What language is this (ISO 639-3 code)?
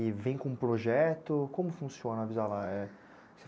por